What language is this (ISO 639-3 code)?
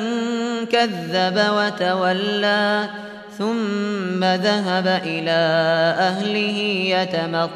ara